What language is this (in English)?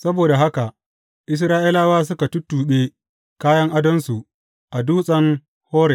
Hausa